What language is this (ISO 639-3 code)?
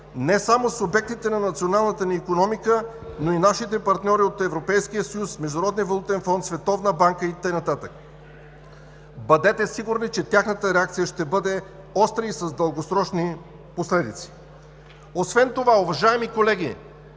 bul